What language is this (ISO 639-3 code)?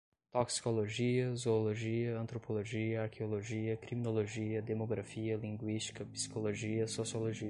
por